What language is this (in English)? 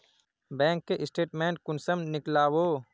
Magahi